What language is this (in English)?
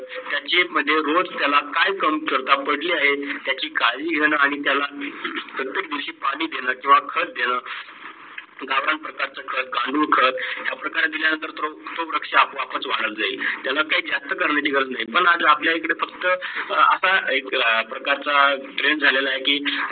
Marathi